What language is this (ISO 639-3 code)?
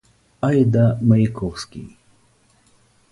rus